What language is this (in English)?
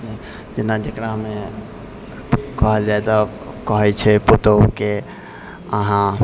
Maithili